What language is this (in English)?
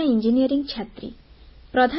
Odia